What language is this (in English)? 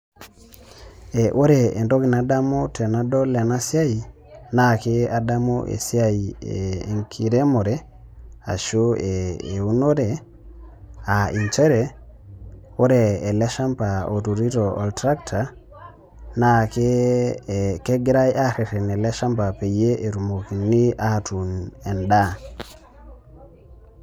Masai